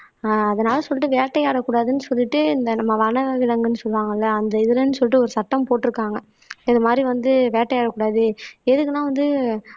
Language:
Tamil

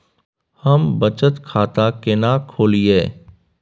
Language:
Maithili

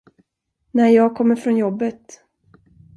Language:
Swedish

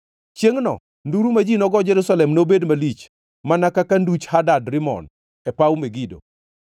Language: Luo (Kenya and Tanzania)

